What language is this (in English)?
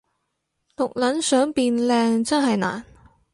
Cantonese